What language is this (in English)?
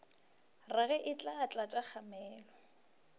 Northern Sotho